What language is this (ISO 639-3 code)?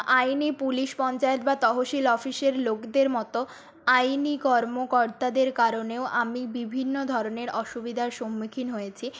ben